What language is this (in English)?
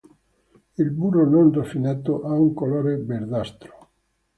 Italian